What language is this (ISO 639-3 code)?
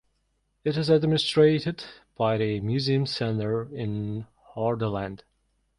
eng